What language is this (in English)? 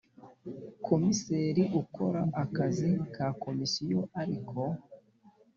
Kinyarwanda